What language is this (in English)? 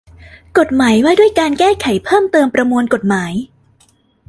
Thai